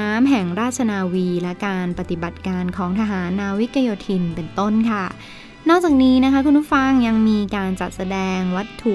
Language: Thai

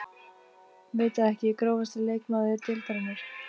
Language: Icelandic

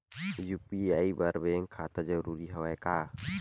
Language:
Chhattisgarhi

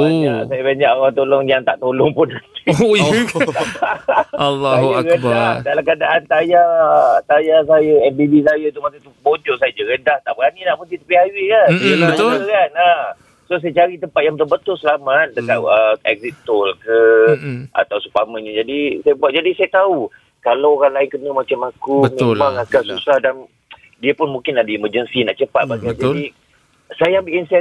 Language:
Malay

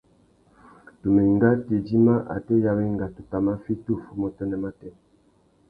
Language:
Tuki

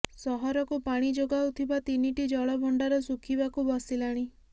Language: Odia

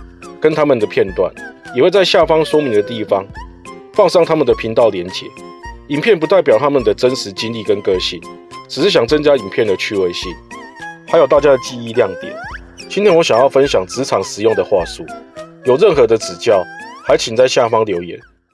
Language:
Chinese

